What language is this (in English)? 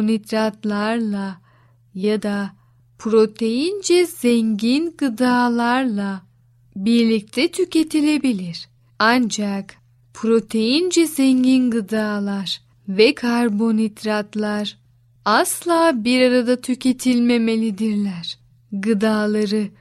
Turkish